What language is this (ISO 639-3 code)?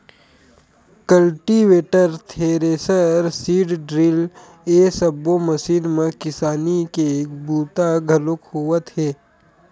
hne